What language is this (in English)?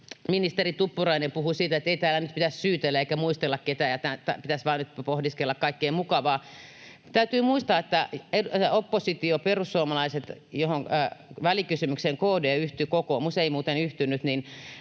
Finnish